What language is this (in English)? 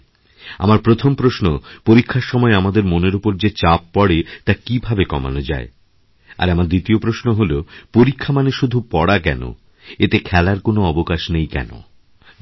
Bangla